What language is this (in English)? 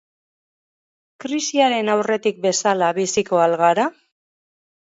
Basque